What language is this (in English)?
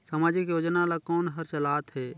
Chhattisgarhi